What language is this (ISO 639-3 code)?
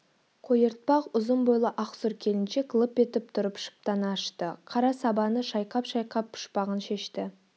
kaz